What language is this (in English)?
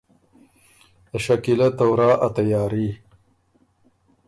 Ormuri